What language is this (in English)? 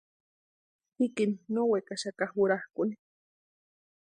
Western Highland Purepecha